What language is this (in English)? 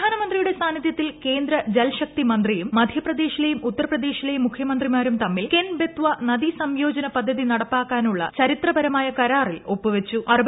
Malayalam